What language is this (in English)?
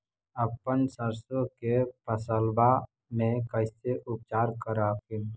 Magahi